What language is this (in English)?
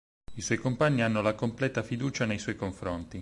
Italian